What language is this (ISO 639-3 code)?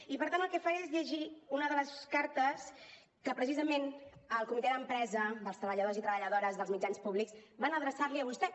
cat